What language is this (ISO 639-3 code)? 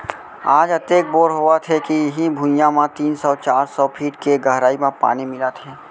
hne